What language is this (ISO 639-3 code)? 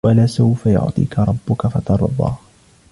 ara